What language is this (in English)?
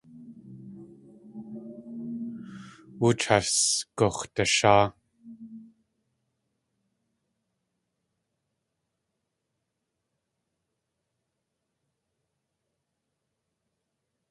Tlingit